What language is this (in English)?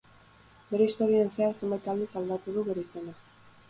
Basque